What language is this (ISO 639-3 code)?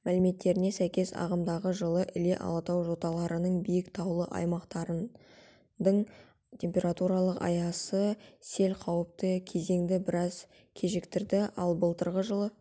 kaz